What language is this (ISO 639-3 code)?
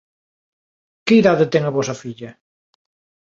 glg